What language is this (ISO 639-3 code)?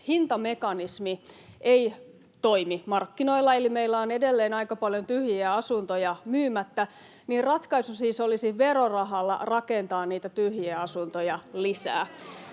fin